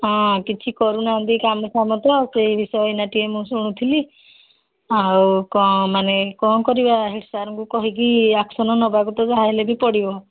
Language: Odia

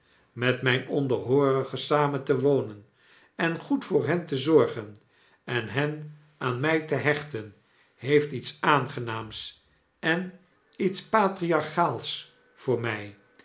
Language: Dutch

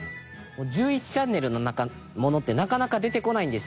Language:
Japanese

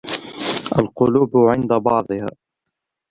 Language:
Arabic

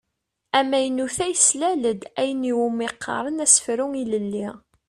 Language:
Kabyle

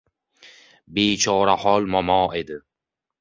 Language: Uzbek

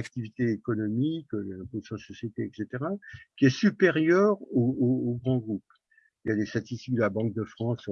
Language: French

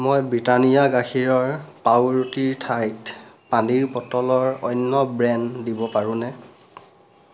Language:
Assamese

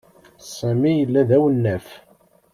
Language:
Kabyle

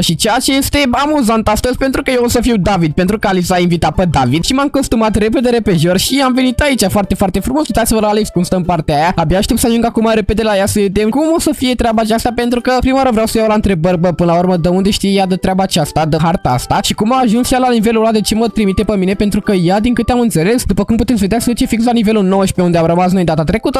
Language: Romanian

